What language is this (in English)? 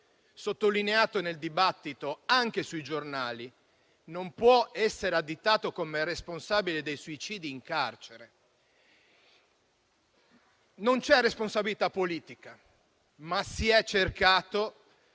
Italian